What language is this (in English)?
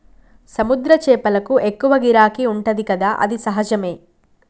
Telugu